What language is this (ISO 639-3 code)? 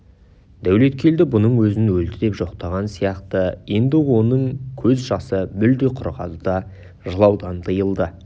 kaz